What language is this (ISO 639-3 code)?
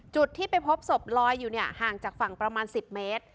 tha